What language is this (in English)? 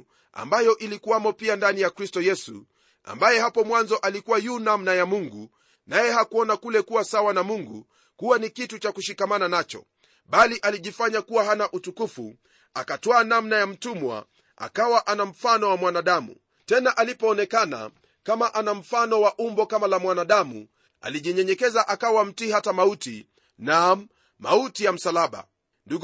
Swahili